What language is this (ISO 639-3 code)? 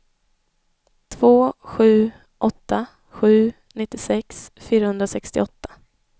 swe